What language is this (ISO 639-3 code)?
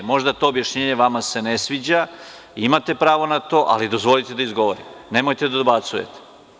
srp